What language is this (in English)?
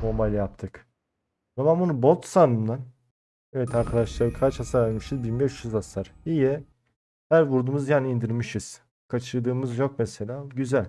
Turkish